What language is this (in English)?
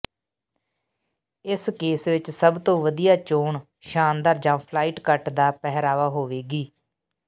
Punjabi